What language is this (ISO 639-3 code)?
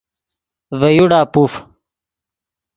ydg